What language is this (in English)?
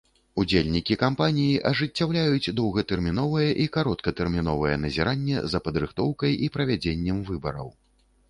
Belarusian